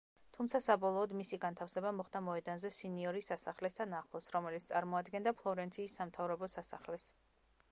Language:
Georgian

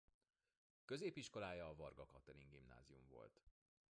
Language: Hungarian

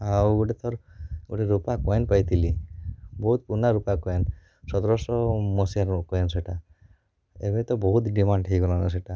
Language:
Odia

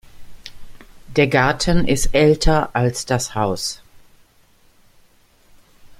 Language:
German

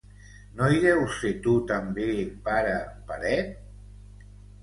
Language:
Catalan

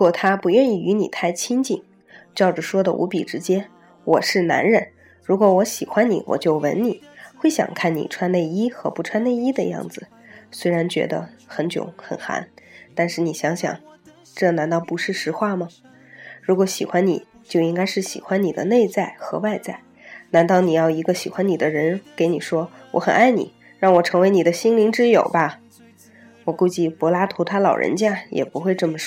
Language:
Chinese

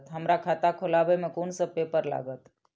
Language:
Maithili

